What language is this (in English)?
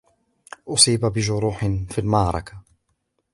Arabic